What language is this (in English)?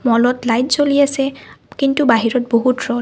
Assamese